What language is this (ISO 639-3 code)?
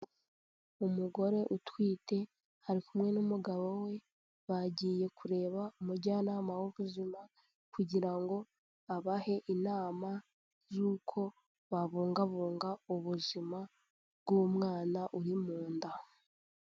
kin